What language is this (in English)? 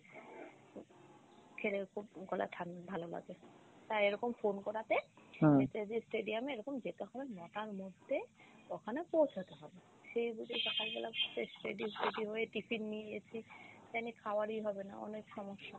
Bangla